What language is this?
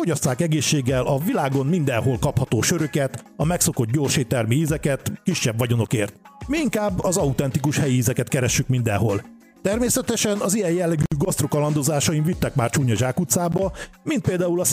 Hungarian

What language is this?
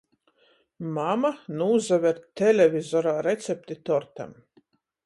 Latgalian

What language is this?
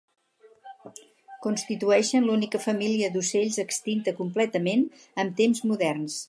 Catalan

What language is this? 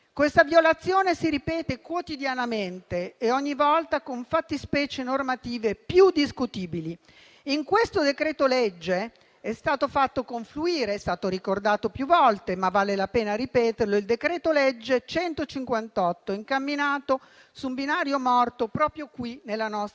Italian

